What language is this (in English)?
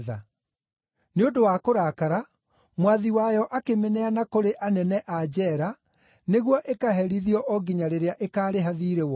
Kikuyu